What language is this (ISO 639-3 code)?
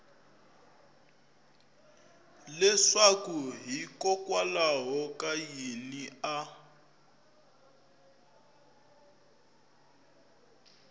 tso